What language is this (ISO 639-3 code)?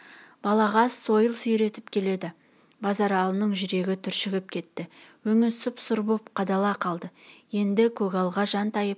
kaz